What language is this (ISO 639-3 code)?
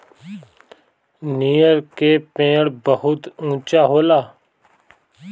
bho